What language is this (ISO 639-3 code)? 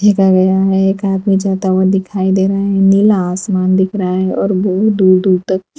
hin